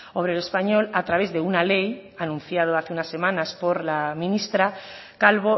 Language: Spanish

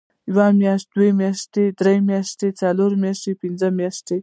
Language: Pashto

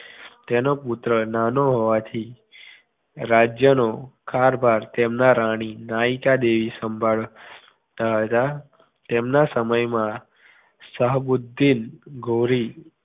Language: Gujarati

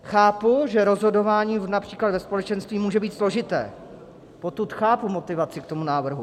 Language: Czech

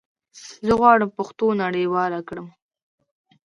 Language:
Pashto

